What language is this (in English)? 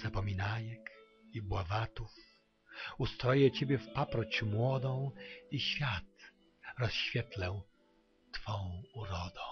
Polish